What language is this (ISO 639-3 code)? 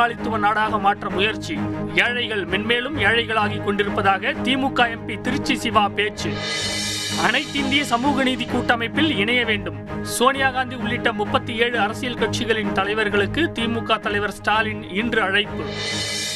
tam